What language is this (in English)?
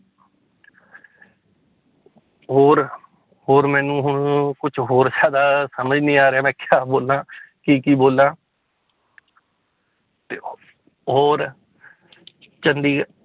Punjabi